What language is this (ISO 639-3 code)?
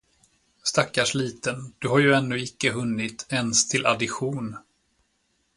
swe